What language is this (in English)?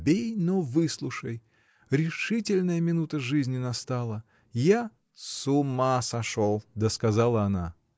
Russian